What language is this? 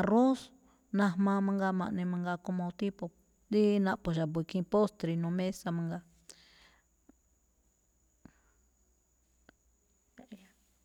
Malinaltepec Me'phaa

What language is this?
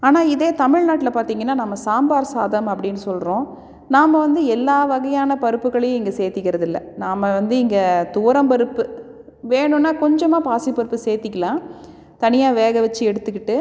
Tamil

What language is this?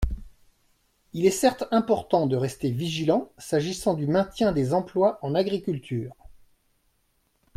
French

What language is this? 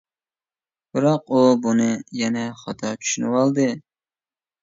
Uyghur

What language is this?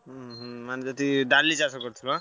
Odia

